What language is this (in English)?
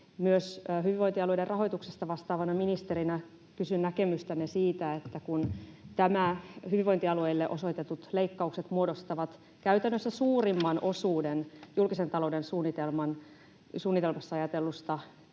Finnish